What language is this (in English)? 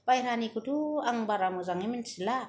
Bodo